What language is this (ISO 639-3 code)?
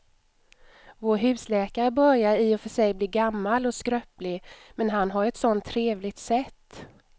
swe